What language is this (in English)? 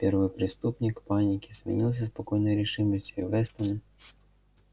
Russian